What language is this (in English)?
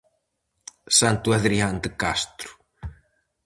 Galician